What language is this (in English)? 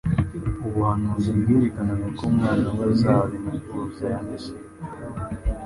Kinyarwanda